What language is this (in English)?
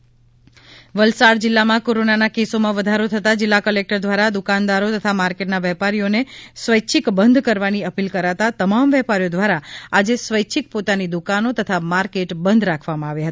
Gujarati